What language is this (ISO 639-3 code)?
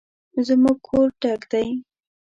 pus